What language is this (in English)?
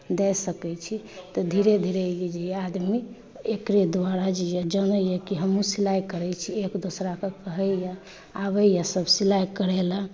Maithili